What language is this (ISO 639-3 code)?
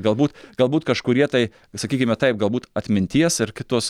lit